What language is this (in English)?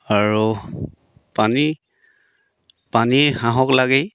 Assamese